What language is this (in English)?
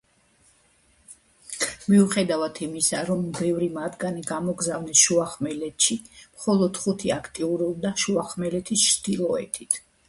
Georgian